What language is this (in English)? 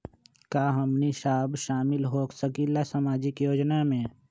Magahi